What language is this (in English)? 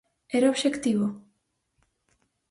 Galician